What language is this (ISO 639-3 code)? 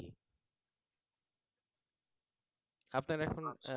ben